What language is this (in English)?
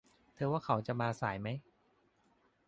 Thai